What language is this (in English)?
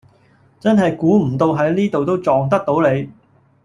Cantonese